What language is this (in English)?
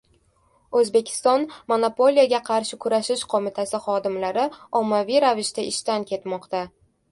Uzbek